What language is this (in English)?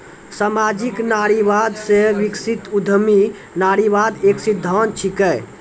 Maithili